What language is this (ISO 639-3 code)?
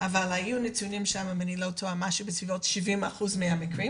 heb